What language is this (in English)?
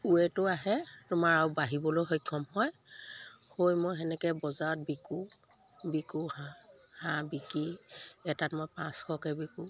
Assamese